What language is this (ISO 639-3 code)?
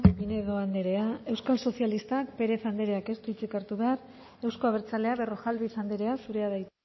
eus